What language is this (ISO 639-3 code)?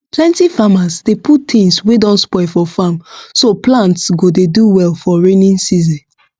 pcm